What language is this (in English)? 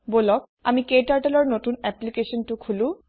Assamese